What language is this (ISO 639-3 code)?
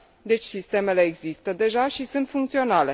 ron